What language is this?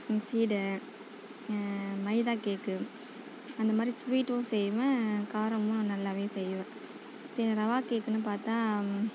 Tamil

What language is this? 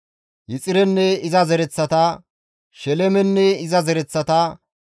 Gamo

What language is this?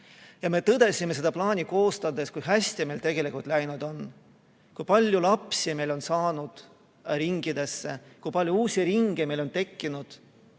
Estonian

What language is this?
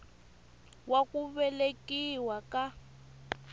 Tsonga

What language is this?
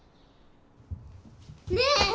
Japanese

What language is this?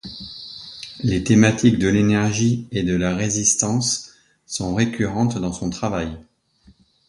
French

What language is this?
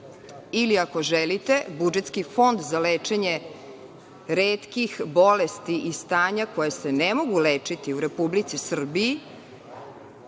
Serbian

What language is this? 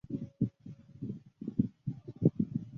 Chinese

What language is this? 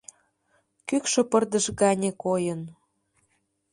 Mari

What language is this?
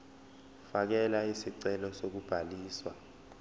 Zulu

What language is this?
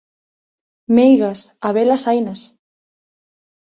Galician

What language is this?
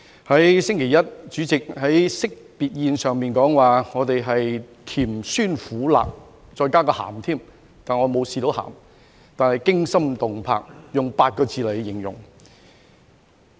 Cantonese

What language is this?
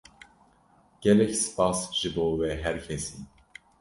Kurdish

